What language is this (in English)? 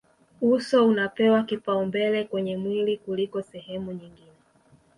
Swahili